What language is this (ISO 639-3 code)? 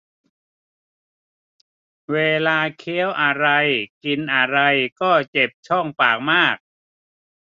tha